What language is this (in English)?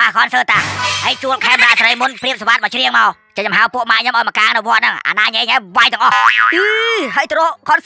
Thai